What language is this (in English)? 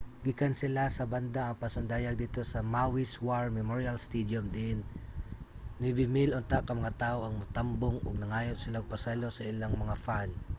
Cebuano